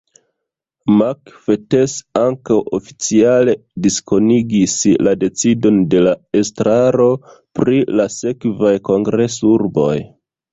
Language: Esperanto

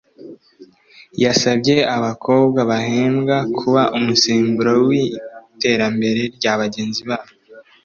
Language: Kinyarwanda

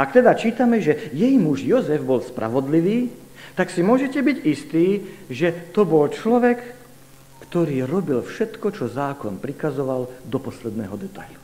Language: Slovak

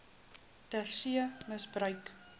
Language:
Afrikaans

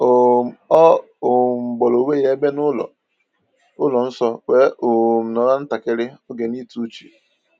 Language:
Igbo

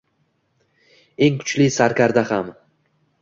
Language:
Uzbek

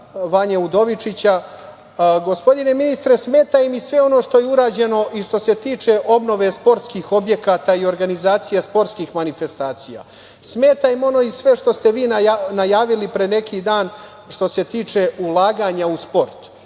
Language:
Serbian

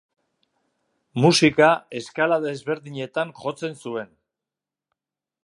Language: Basque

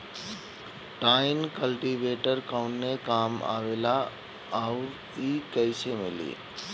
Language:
Bhojpuri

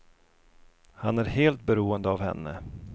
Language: Swedish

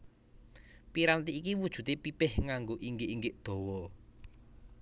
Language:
Javanese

